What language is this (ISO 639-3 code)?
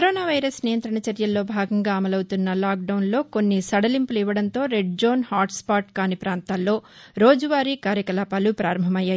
tel